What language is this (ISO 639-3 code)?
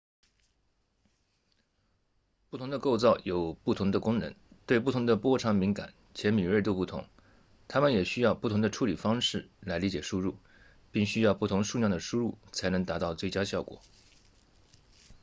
zho